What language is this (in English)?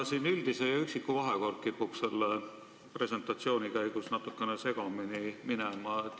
Estonian